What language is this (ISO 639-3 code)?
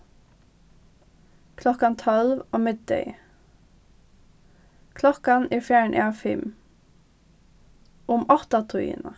fao